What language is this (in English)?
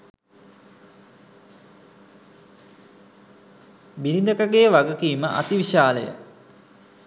Sinhala